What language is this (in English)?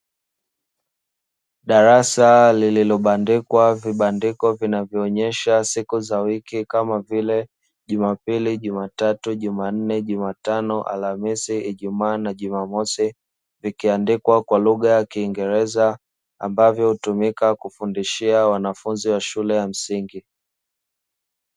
Swahili